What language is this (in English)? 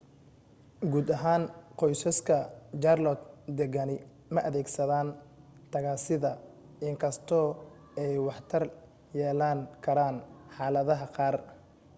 Somali